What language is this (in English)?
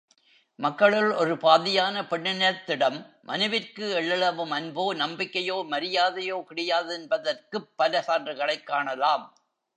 Tamil